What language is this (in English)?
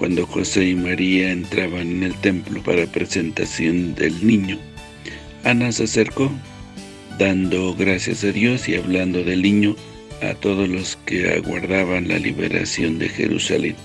Spanish